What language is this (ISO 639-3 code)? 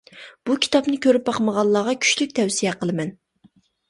uig